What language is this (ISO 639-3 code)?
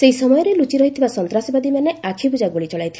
ori